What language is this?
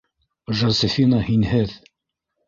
Bashkir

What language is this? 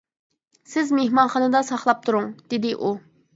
Uyghur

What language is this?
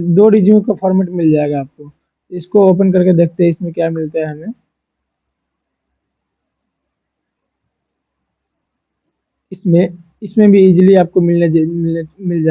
Hindi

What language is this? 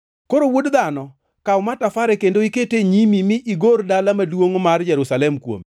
Luo (Kenya and Tanzania)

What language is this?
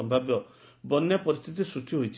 Odia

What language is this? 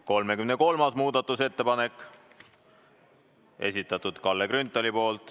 Estonian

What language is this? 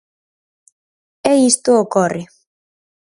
Galician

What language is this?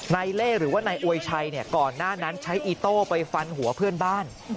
Thai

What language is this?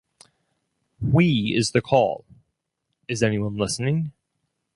English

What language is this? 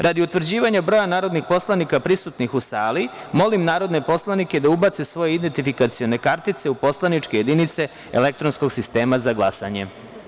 Serbian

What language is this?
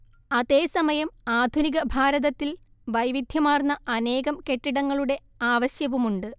Malayalam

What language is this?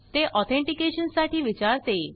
Marathi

